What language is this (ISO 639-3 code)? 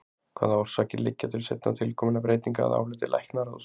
isl